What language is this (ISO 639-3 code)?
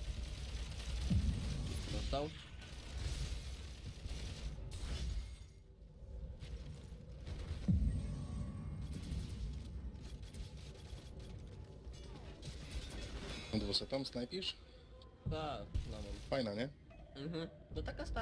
pol